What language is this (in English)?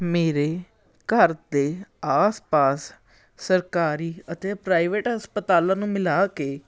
Punjabi